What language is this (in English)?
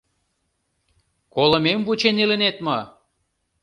Mari